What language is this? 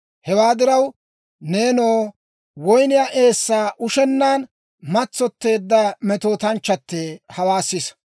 Dawro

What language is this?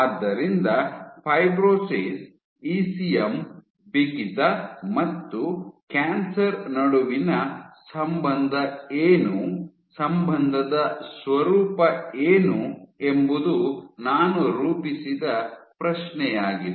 Kannada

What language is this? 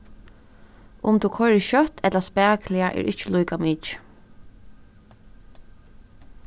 Faroese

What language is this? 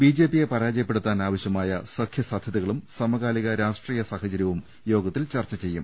Malayalam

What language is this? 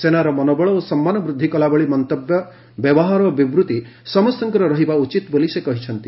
Odia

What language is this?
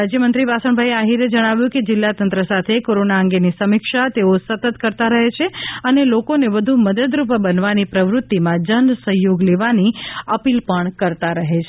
Gujarati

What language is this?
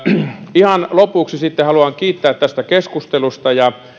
Finnish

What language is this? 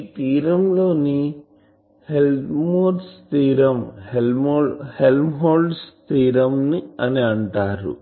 Telugu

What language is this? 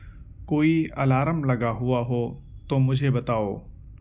Urdu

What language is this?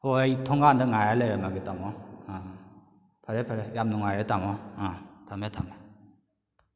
Manipuri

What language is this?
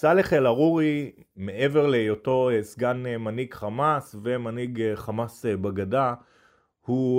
Hebrew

